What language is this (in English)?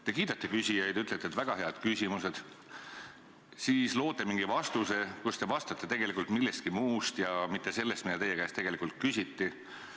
Estonian